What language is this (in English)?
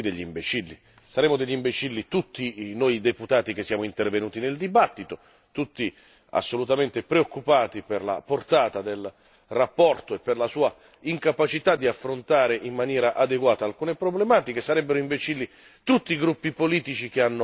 Italian